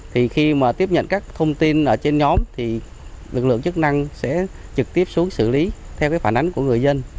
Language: Vietnamese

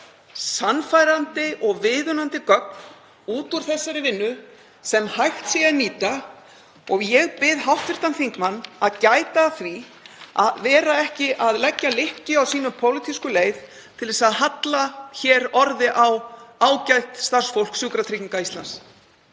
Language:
Icelandic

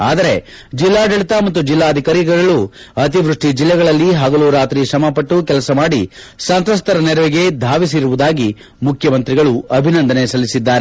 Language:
Kannada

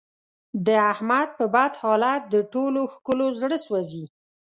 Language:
Pashto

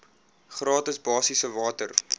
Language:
Afrikaans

